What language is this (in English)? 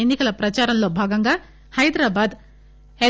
Telugu